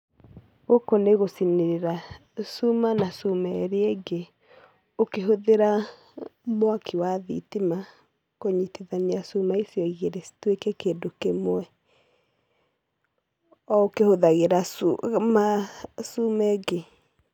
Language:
Kikuyu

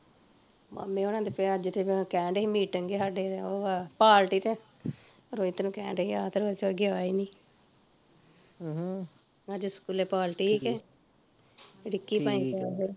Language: Punjabi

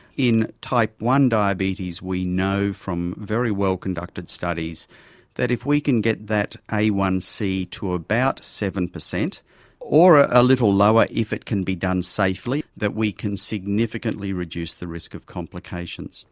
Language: English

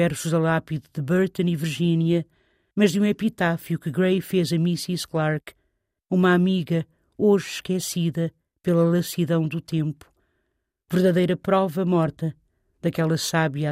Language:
Portuguese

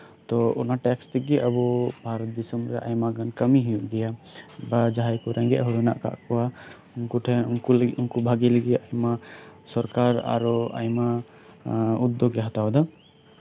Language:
Santali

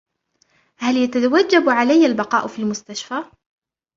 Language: Arabic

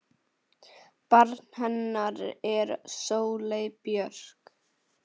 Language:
Icelandic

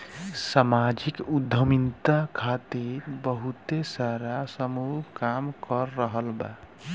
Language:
Bhojpuri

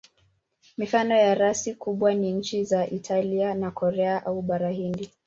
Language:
Swahili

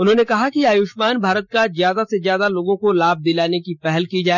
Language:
Hindi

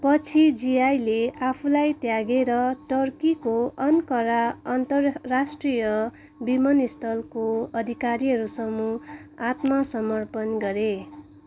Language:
Nepali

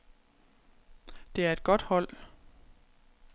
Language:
Danish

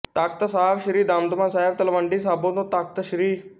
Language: Punjabi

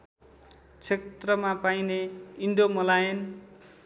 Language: Nepali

